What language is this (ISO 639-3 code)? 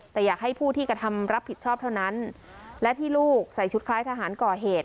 tha